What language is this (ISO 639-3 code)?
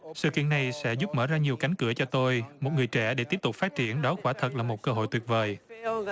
vie